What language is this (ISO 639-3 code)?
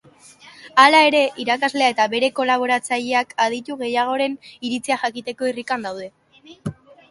eus